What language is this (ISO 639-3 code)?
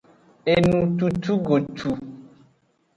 ajg